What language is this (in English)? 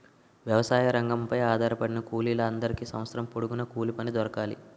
Telugu